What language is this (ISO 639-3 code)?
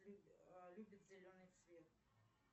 rus